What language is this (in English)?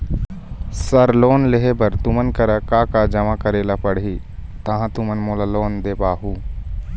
Chhattisgarhi